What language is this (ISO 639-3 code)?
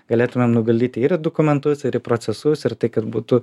lit